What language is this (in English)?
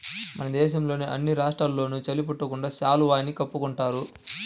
Telugu